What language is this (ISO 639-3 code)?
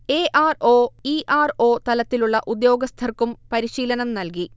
mal